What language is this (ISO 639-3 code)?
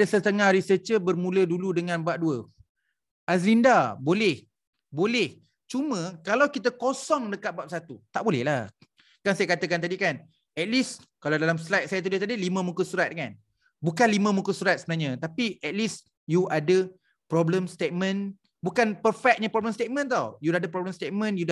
msa